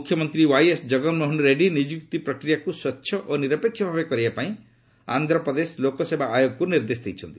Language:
Odia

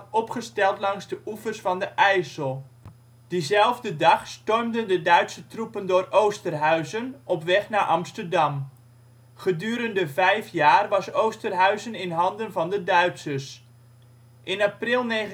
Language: Dutch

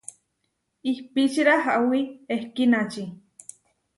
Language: Huarijio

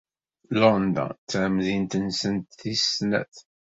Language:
Kabyle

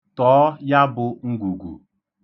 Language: Igbo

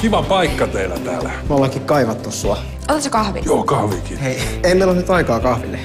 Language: Finnish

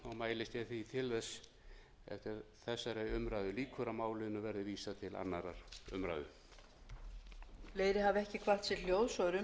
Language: Icelandic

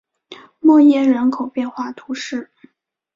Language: Chinese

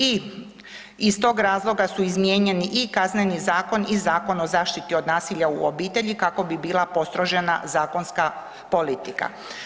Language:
Croatian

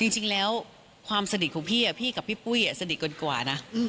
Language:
Thai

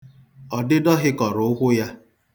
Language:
Igbo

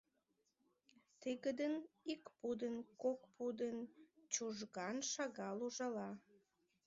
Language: Mari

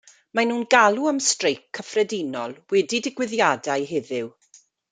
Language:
Welsh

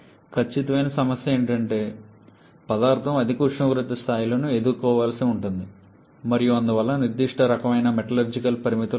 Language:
Telugu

